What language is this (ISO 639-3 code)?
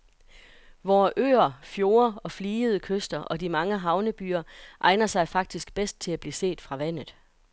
dan